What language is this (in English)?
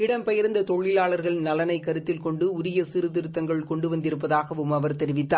Tamil